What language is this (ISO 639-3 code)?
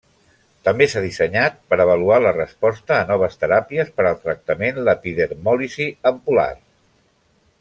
cat